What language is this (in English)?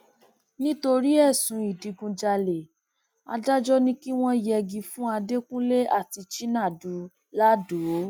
Yoruba